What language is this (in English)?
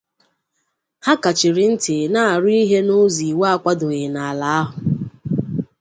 Igbo